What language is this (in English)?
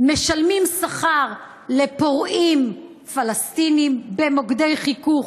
Hebrew